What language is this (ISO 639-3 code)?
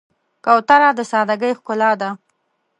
pus